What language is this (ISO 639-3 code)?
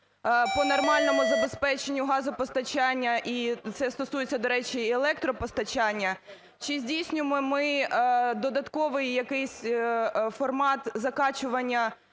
ukr